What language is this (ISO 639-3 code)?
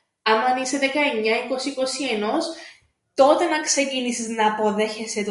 ell